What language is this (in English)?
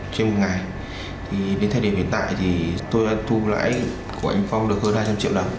Vietnamese